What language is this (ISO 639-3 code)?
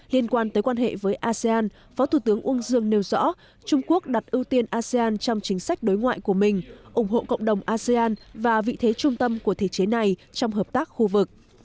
vie